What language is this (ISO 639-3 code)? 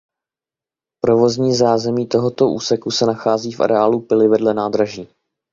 ces